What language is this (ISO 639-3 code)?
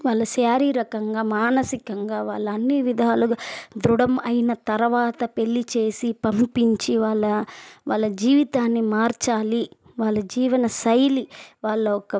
tel